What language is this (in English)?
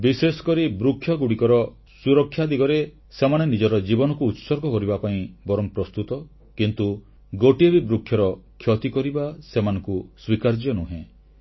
Odia